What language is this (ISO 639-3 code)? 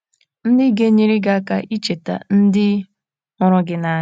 ibo